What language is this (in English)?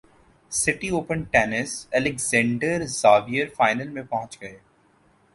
Urdu